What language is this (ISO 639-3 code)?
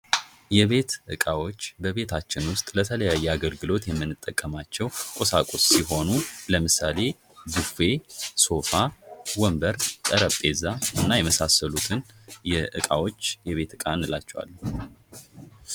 amh